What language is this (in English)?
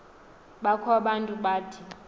Xhosa